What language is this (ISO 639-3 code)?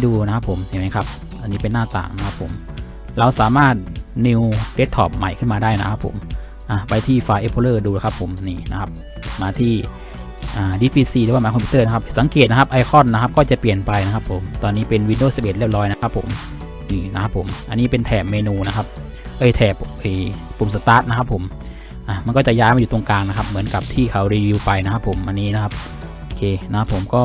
tha